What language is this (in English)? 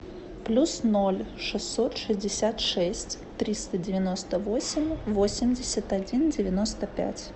Russian